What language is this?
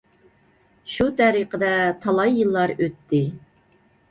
Uyghur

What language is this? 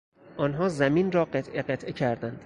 Persian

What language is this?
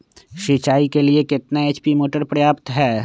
Magahi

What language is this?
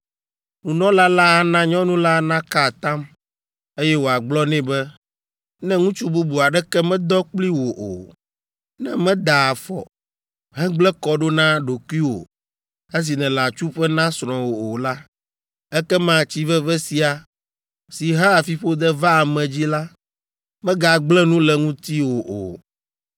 Ewe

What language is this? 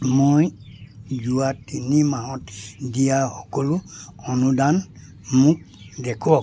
Assamese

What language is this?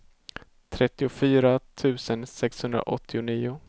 Swedish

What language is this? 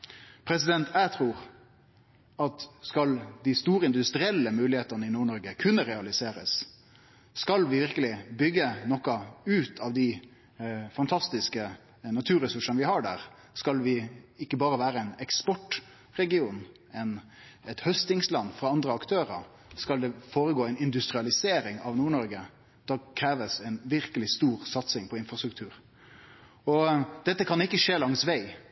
Norwegian Nynorsk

